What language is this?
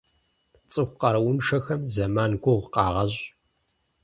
Kabardian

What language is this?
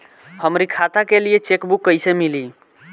Bhojpuri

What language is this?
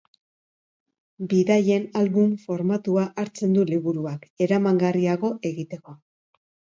Basque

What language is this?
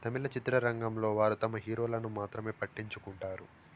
Telugu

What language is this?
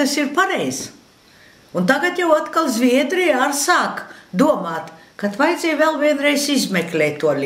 Latvian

